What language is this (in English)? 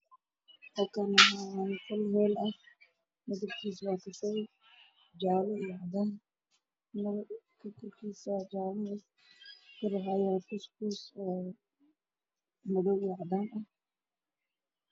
Somali